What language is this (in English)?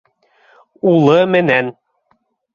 Bashkir